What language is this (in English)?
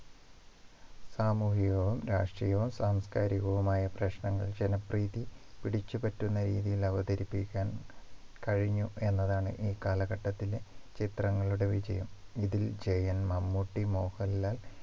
Malayalam